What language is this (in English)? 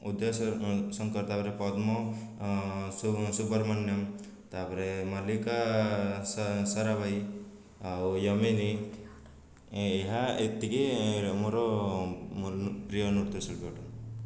Odia